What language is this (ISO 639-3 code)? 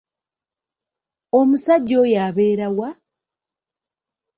lug